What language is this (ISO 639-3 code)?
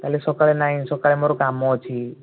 ori